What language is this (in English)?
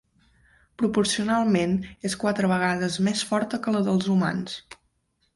Catalan